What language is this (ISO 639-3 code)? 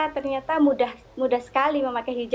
ind